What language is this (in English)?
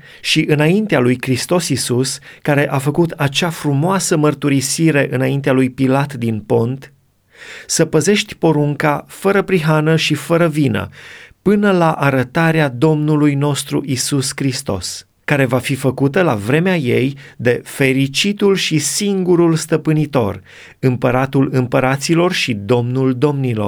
Romanian